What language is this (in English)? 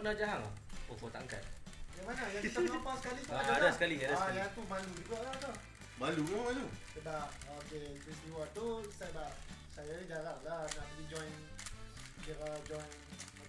Malay